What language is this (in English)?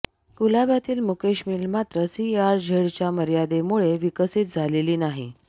Marathi